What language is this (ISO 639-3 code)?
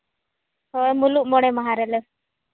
sat